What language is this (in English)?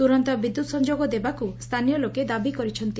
Odia